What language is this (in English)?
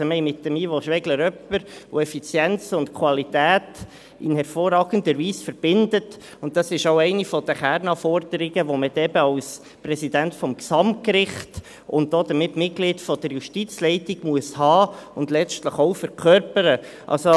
Swiss German